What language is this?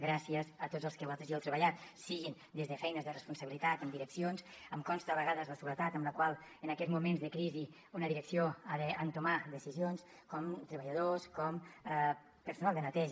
Catalan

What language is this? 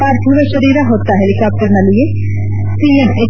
Kannada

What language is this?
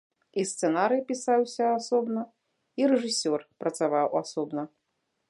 Belarusian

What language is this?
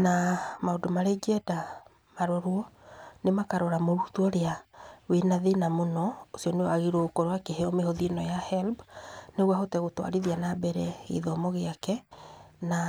Kikuyu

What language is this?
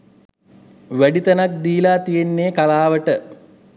Sinhala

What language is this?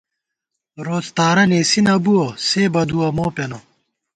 Gawar-Bati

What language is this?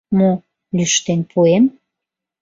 Mari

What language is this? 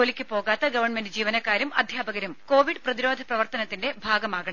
Malayalam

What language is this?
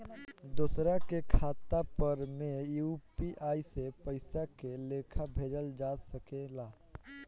Bhojpuri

